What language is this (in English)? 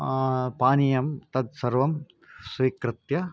Sanskrit